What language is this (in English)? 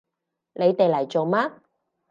Cantonese